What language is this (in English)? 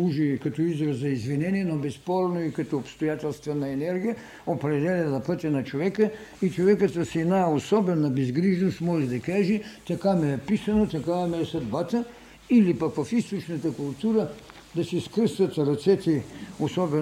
Bulgarian